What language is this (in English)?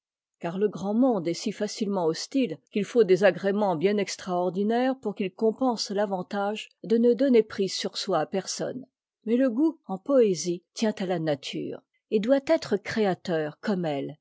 French